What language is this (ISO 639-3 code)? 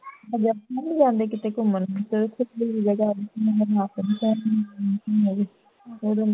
pan